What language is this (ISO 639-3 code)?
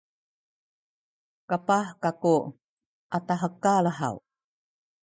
szy